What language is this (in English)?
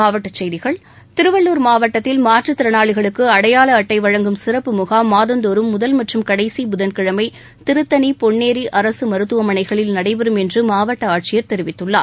Tamil